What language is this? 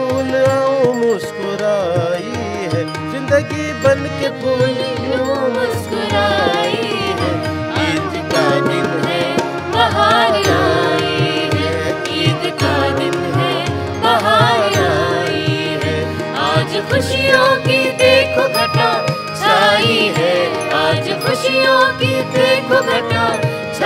Hindi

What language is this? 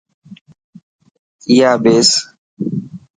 Dhatki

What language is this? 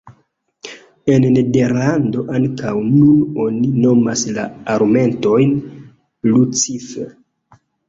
Esperanto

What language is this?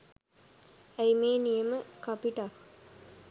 Sinhala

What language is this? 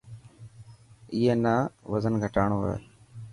Dhatki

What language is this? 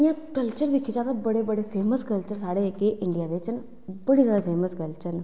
Dogri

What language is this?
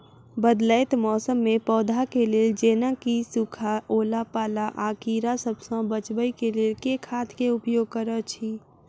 Maithili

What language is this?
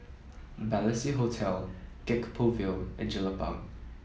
English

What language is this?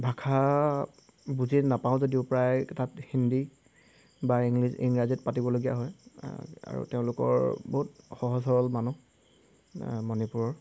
Assamese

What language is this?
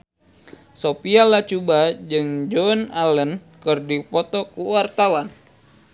Sundanese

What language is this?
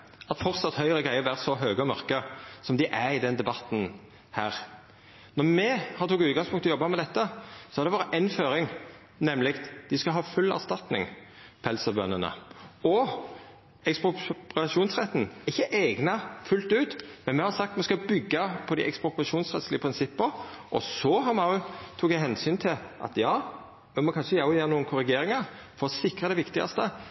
Norwegian Nynorsk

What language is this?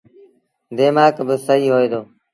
Sindhi Bhil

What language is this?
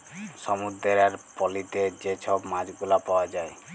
Bangla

